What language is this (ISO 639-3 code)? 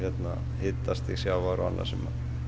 isl